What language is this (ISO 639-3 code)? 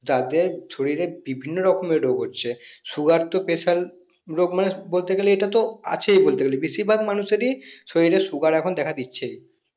ben